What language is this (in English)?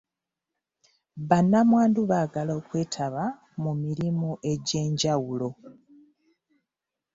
Ganda